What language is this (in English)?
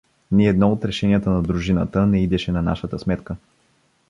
Bulgarian